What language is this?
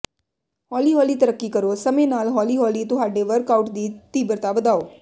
Punjabi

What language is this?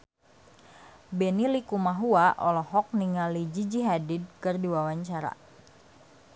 Sundanese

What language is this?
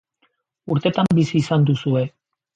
Basque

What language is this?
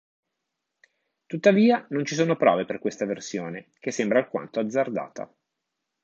Italian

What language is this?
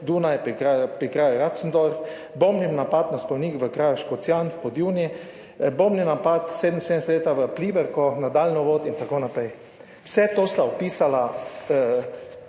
Slovenian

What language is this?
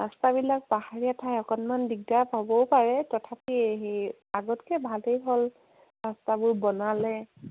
Assamese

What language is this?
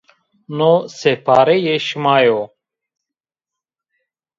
Zaza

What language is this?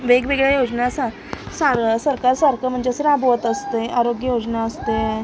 Marathi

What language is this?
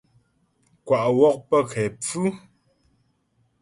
Ghomala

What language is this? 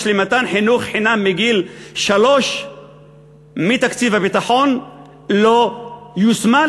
Hebrew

